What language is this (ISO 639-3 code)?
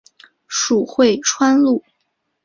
zho